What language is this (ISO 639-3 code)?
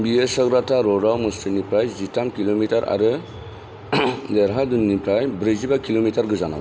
brx